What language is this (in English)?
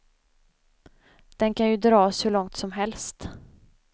Swedish